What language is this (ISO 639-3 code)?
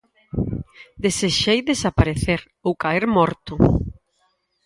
glg